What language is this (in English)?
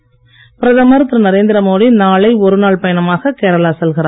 Tamil